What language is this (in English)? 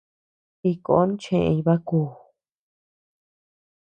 Tepeuxila Cuicatec